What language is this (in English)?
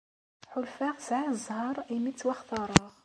Kabyle